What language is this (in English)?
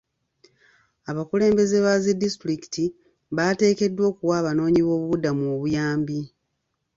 Ganda